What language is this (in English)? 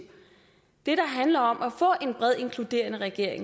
Danish